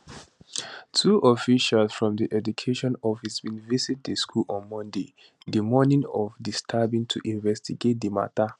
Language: Nigerian Pidgin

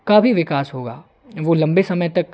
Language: Hindi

